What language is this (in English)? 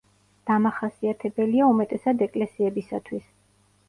Georgian